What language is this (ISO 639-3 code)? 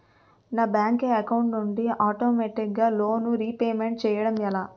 tel